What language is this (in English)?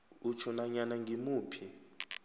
South Ndebele